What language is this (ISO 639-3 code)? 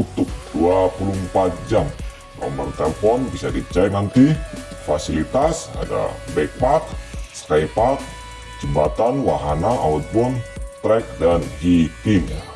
ind